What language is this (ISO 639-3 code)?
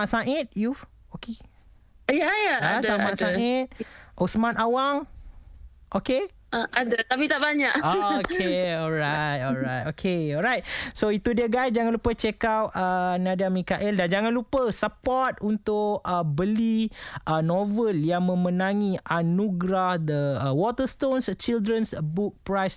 msa